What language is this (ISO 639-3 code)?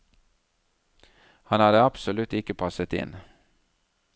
nor